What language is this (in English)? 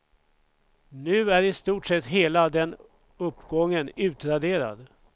Swedish